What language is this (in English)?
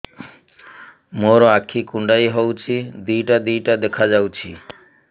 Odia